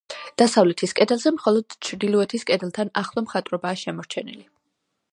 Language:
Georgian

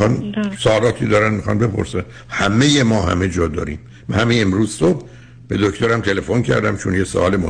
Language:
Persian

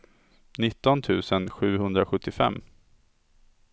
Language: Swedish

